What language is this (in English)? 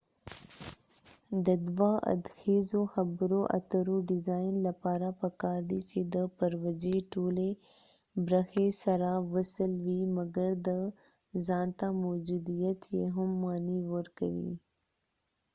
Pashto